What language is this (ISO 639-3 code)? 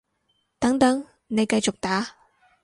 yue